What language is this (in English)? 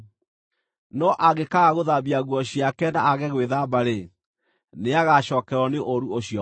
Kikuyu